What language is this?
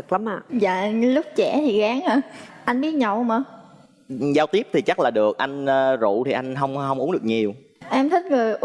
Vietnamese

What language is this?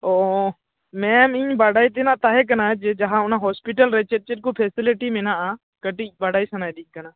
Santali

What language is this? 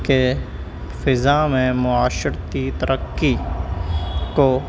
Urdu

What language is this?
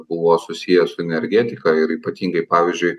Lithuanian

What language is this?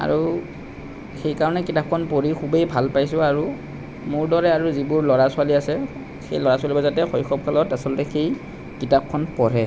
Assamese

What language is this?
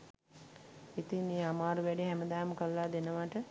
Sinhala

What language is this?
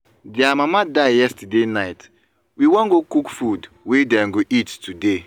Nigerian Pidgin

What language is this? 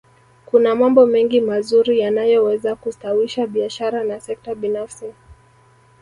Swahili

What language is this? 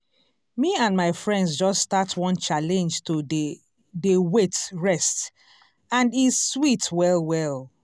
Nigerian Pidgin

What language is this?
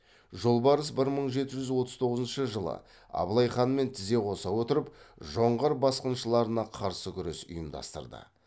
Kazakh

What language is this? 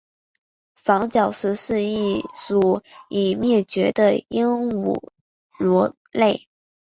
Chinese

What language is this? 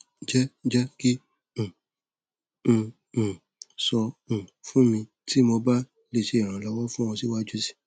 Yoruba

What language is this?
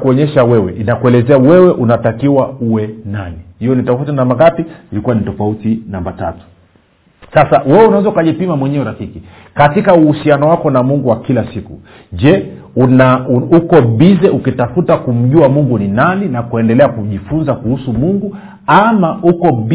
Swahili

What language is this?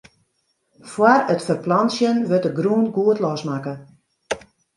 Western Frisian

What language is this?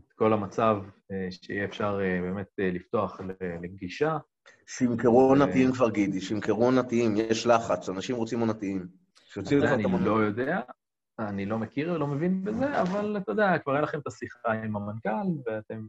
Hebrew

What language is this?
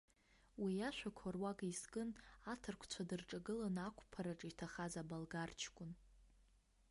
Abkhazian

